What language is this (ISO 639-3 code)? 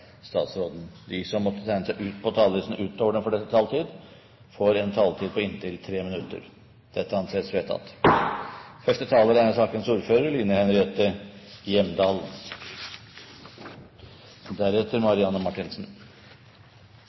nob